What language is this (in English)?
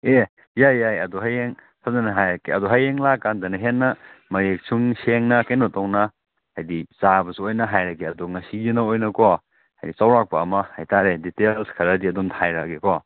Manipuri